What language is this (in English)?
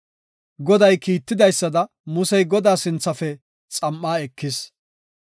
Gofa